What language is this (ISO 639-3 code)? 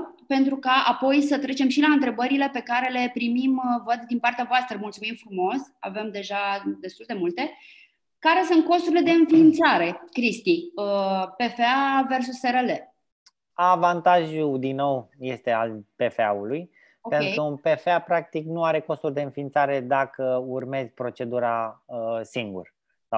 ron